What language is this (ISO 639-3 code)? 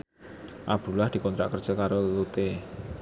jav